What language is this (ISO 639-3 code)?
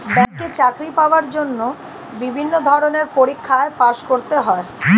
ben